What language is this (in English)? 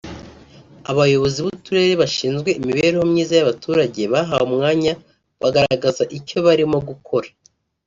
Kinyarwanda